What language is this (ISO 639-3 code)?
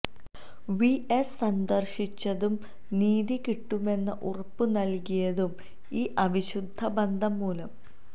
mal